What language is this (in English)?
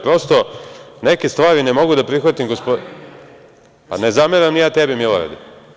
Serbian